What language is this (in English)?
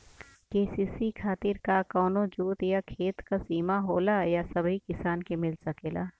Bhojpuri